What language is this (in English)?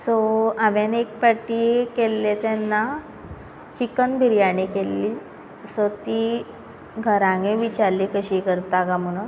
Konkani